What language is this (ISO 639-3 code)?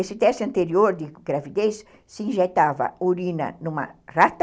por